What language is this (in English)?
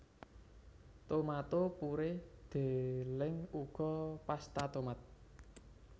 Javanese